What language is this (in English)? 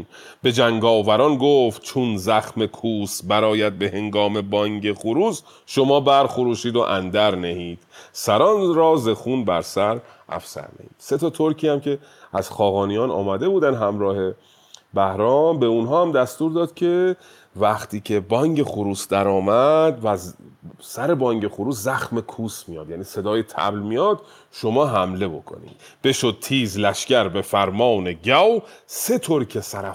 Persian